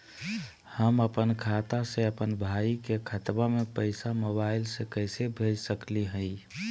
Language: Magahi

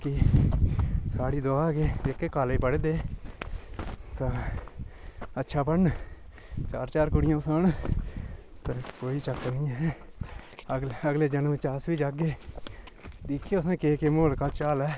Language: Dogri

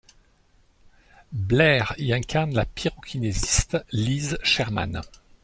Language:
French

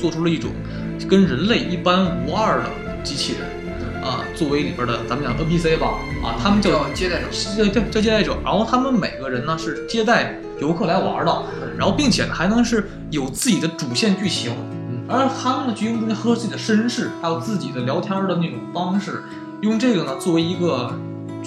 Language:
Chinese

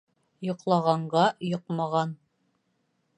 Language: Bashkir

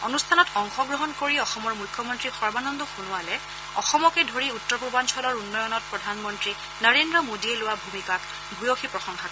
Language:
Assamese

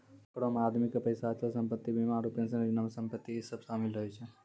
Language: Maithili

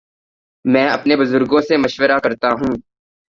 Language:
Urdu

